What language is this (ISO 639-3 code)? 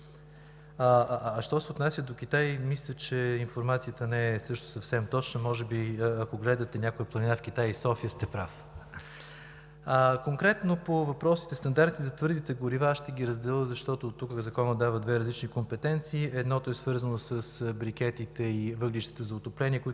bul